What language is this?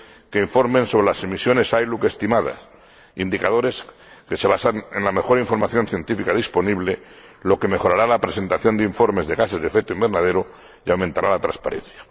Spanish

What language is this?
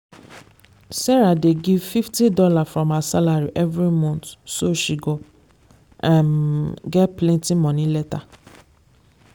Nigerian Pidgin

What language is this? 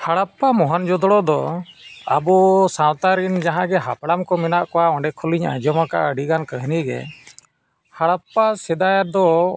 Santali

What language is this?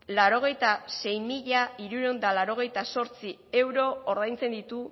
Basque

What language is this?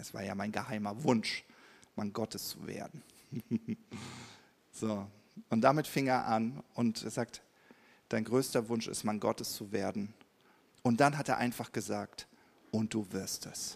German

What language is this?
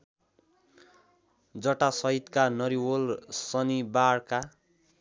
Nepali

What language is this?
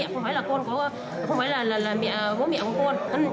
Vietnamese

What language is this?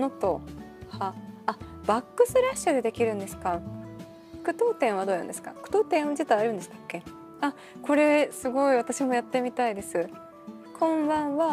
Japanese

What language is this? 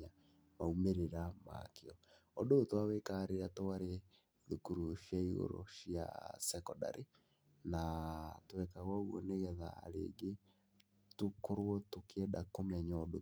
Kikuyu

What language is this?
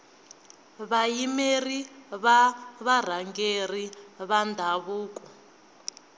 Tsonga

